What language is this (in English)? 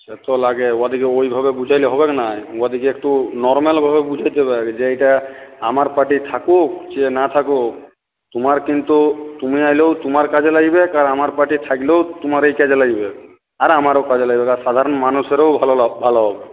Bangla